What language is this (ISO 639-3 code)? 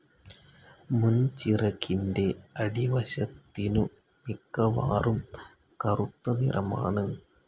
mal